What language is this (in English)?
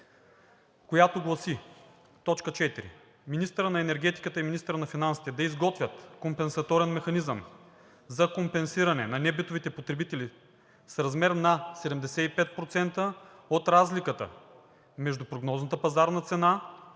Bulgarian